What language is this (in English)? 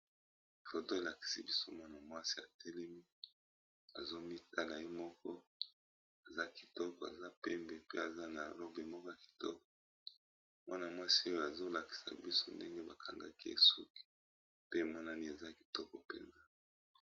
Lingala